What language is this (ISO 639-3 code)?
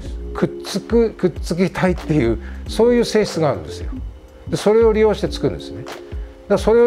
jpn